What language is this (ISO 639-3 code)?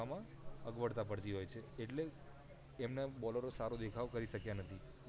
guj